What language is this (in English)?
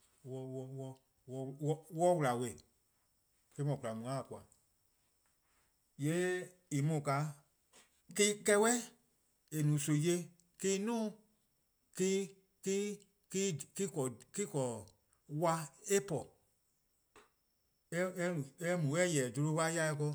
Eastern Krahn